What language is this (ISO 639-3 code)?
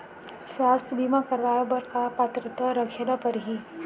hne